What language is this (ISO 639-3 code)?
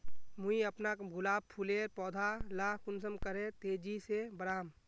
mag